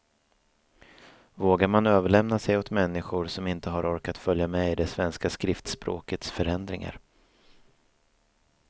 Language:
Swedish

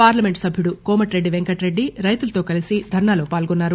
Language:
Telugu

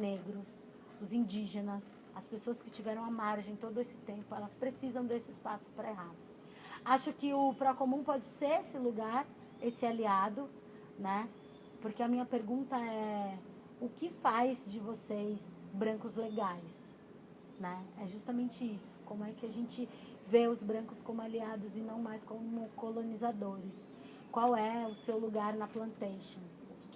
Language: Portuguese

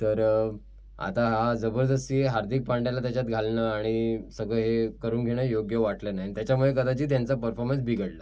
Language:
Marathi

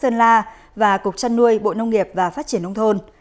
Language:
Vietnamese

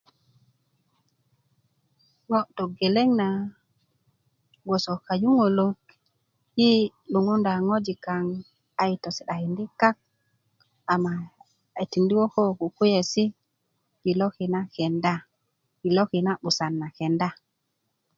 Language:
Kuku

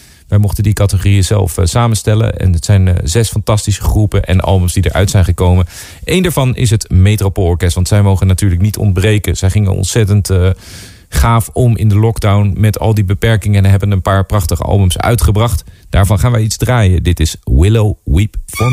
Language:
Dutch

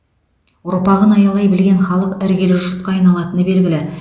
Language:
Kazakh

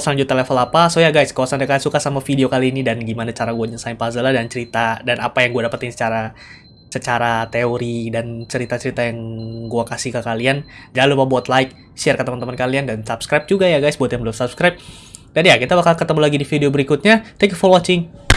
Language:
Indonesian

